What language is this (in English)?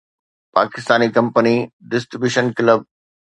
Sindhi